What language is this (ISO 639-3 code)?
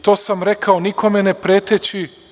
srp